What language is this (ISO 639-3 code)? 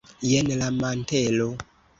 epo